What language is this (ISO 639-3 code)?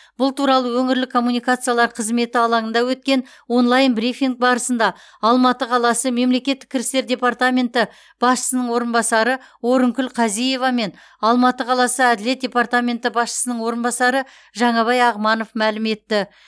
kaz